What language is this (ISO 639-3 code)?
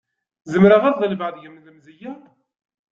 kab